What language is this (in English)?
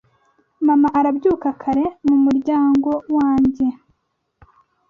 Kinyarwanda